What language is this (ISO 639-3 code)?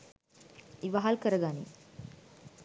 sin